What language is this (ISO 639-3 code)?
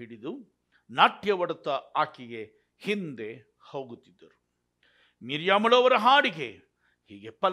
kan